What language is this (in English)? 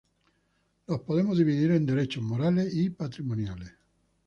Spanish